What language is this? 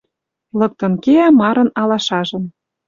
Western Mari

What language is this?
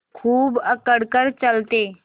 Hindi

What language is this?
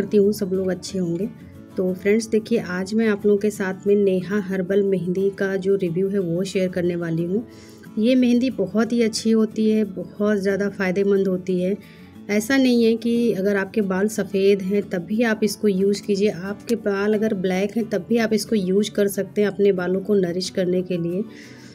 Hindi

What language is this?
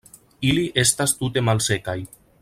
Esperanto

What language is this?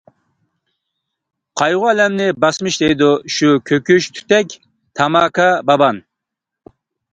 Uyghur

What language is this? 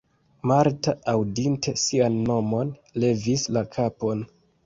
Esperanto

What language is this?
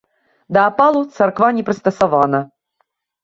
Belarusian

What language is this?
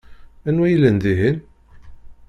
Kabyle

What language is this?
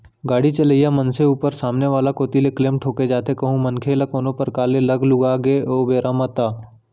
Chhattisgarhi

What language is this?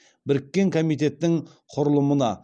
Kazakh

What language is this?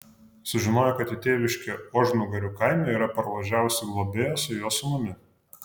Lithuanian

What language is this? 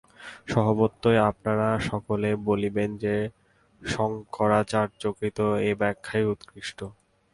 Bangla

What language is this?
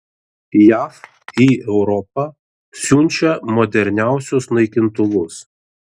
Lithuanian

